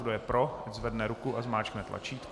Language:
Czech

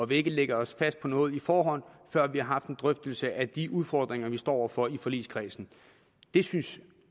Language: Danish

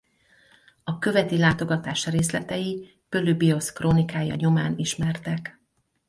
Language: Hungarian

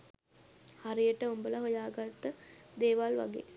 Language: Sinhala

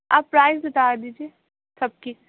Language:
Urdu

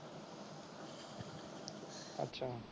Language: Punjabi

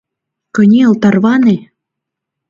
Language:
Mari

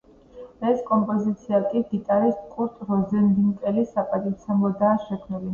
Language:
Georgian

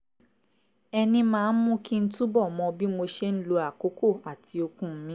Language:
Yoruba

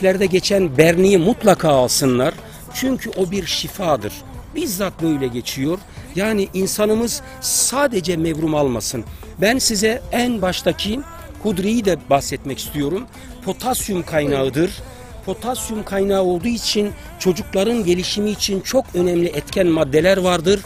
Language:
Turkish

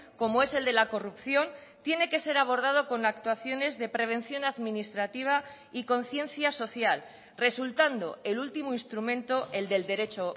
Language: Spanish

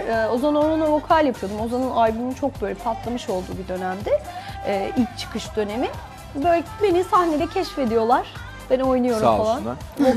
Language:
Turkish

